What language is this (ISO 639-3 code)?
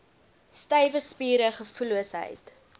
afr